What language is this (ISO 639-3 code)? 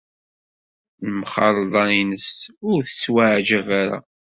kab